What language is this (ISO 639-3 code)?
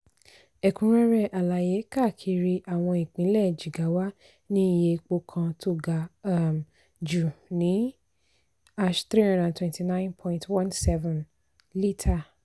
yor